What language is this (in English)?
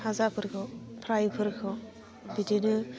Bodo